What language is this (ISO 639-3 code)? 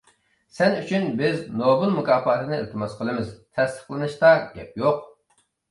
uig